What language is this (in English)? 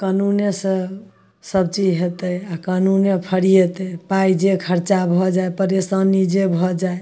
Maithili